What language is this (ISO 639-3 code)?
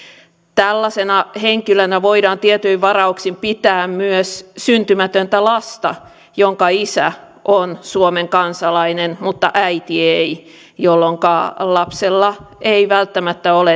fin